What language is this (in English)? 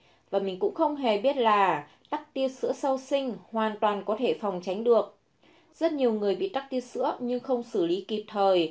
Vietnamese